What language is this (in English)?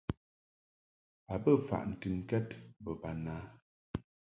Mungaka